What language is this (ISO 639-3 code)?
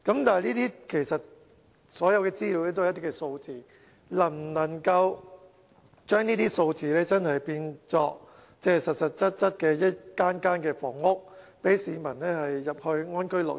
yue